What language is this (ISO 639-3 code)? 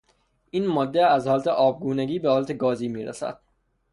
fas